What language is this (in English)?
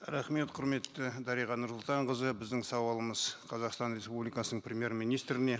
Kazakh